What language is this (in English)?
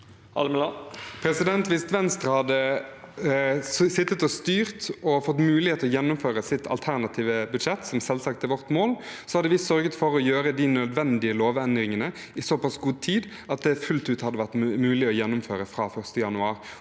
Norwegian